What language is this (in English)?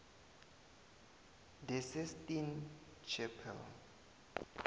South Ndebele